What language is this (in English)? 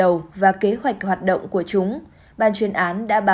Vietnamese